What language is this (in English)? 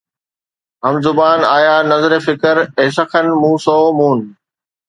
Sindhi